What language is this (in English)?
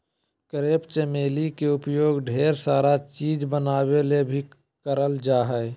Magahi